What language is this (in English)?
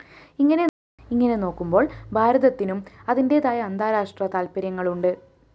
Malayalam